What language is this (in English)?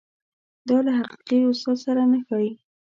Pashto